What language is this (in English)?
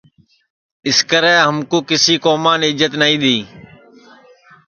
Sansi